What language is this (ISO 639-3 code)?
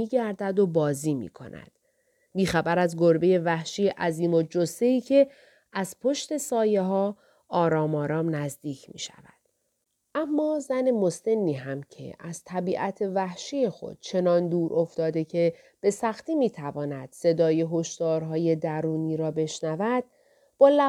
fas